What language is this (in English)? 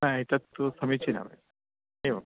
Sanskrit